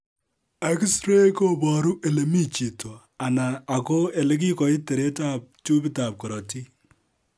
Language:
Kalenjin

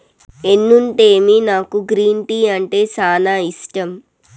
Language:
Telugu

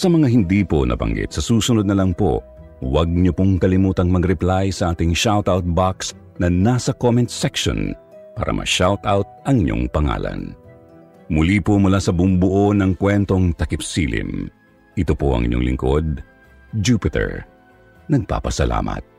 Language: Filipino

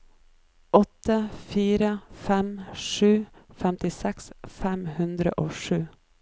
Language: Norwegian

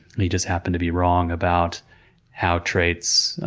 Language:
English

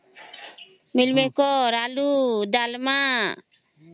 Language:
Odia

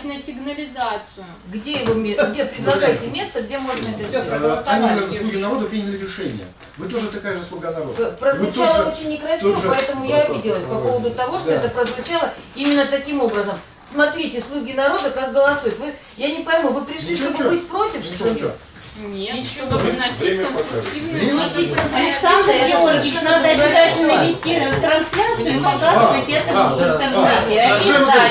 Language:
Russian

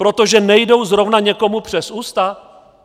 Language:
Czech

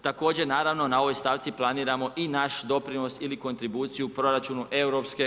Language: Croatian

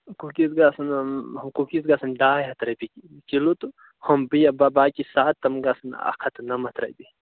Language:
Kashmiri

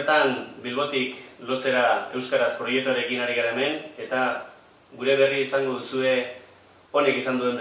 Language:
French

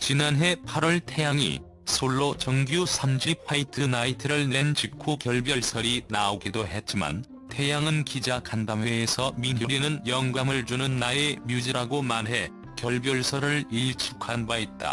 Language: Korean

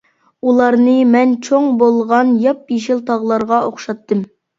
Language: Uyghur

